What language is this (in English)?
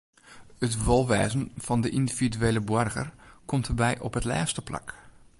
Western Frisian